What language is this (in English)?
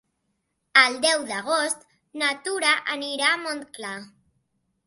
Catalan